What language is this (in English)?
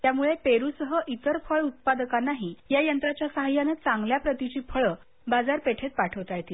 Marathi